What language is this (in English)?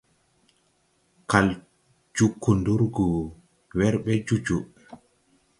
Tupuri